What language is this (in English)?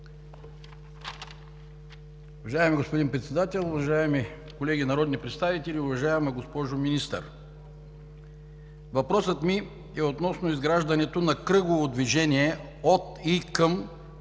Bulgarian